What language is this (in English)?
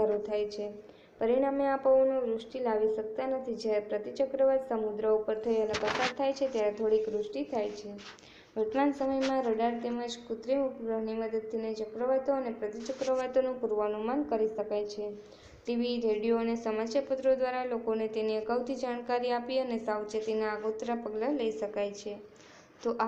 Romanian